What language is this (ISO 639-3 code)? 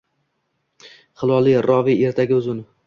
uzb